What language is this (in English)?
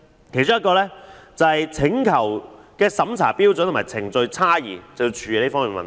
Cantonese